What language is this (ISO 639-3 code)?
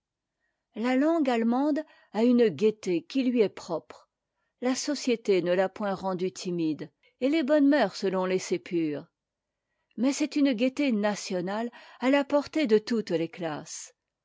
fra